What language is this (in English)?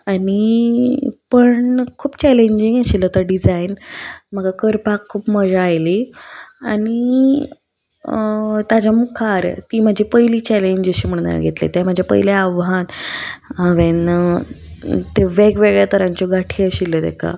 Konkani